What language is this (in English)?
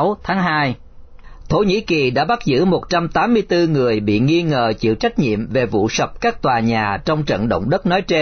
Vietnamese